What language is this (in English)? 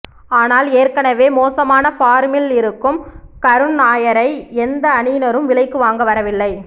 Tamil